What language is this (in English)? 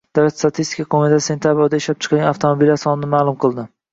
Uzbek